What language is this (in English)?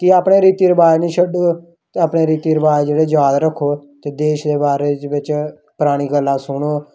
Dogri